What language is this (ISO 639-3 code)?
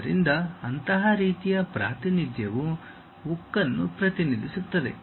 kan